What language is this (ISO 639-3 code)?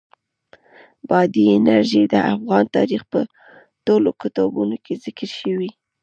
pus